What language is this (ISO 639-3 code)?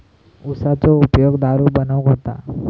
mar